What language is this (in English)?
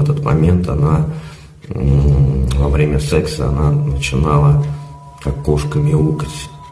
Russian